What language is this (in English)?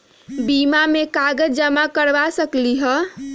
Magahi